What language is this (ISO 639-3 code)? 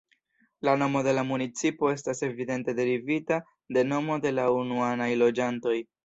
epo